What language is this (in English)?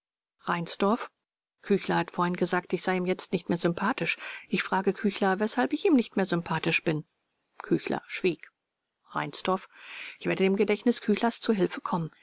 German